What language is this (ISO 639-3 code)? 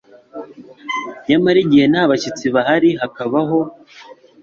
kin